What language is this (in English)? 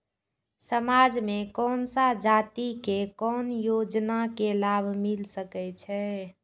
Maithili